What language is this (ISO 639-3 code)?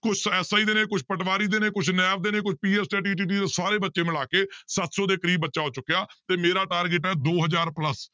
pan